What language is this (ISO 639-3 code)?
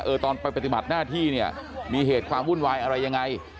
tha